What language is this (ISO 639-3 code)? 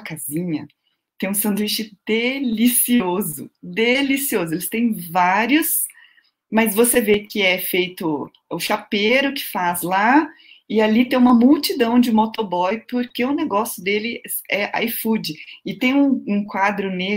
por